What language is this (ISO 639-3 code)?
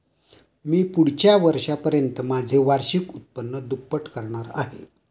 mar